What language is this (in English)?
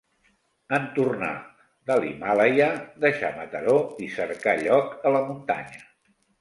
Catalan